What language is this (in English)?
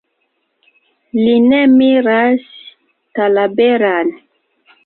Esperanto